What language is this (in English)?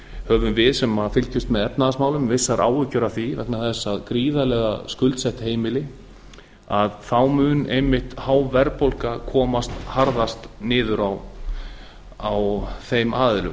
Icelandic